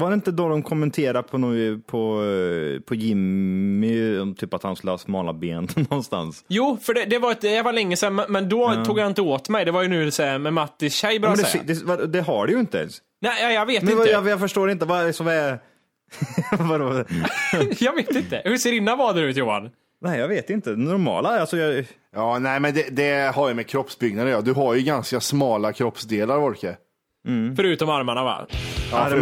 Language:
Swedish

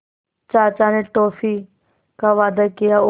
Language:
Hindi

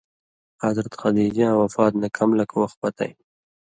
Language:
Indus Kohistani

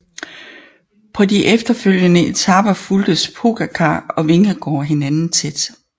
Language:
Danish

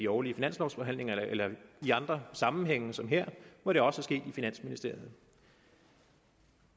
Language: Danish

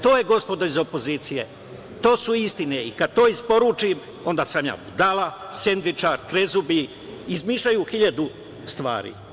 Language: Serbian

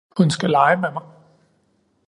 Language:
Danish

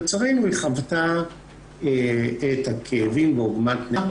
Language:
Hebrew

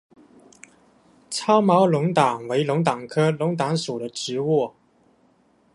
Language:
Chinese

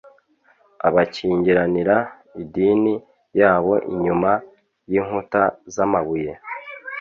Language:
Kinyarwanda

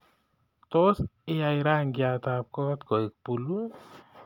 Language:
Kalenjin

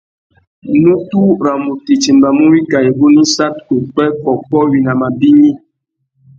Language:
Tuki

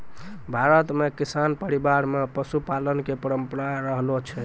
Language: Maithili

